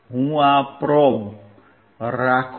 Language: Gujarati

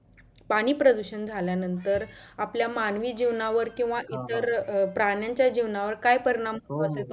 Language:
Marathi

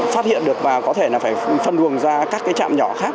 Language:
Vietnamese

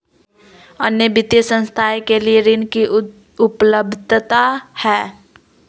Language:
Magahi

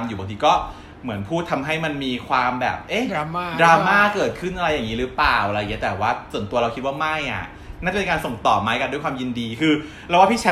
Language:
Thai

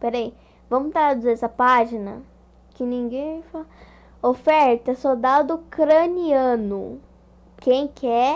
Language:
Portuguese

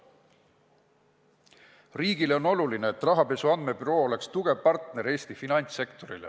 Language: Estonian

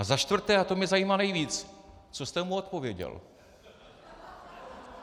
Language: Czech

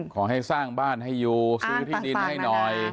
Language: Thai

